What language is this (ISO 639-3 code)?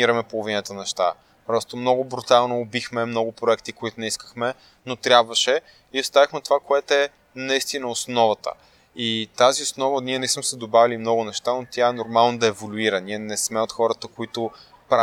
bul